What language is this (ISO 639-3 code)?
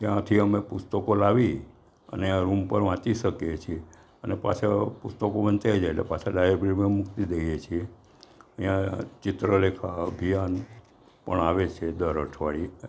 guj